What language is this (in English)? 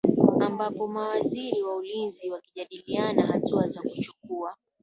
Swahili